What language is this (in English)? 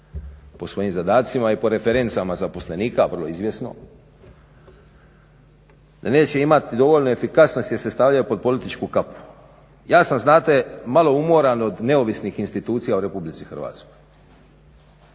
Croatian